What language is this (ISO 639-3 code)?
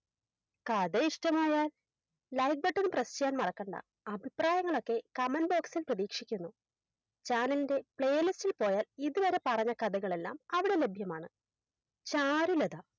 mal